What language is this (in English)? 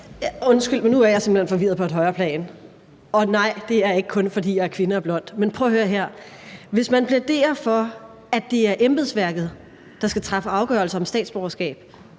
Danish